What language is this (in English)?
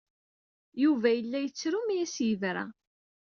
Kabyle